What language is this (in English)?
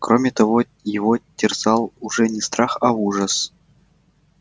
Russian